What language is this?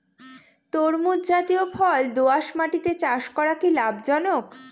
Bangla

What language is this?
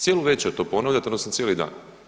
Croatian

